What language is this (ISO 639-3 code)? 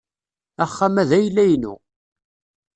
kab